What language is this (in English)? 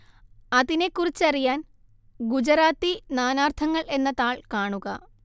Malayalam